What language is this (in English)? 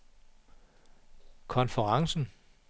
Danish